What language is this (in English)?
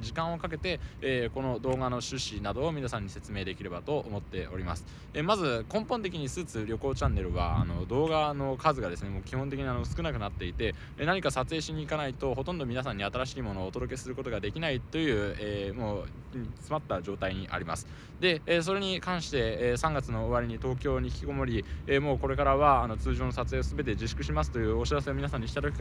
Japanese